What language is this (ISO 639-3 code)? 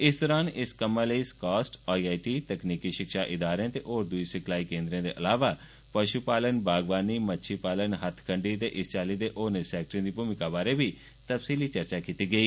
doi